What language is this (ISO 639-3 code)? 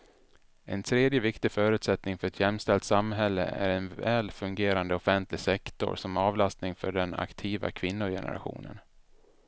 swe